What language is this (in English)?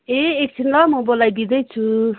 Nepali